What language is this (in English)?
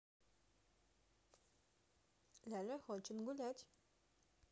Russian